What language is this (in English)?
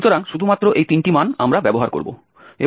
Bangla